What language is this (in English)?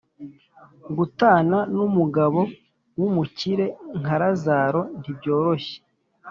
Kinyarwanda